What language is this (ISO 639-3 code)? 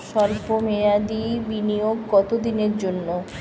ben